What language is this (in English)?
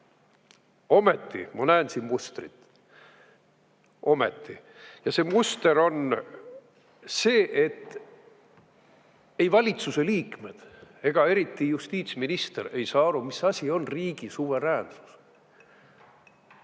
Estonian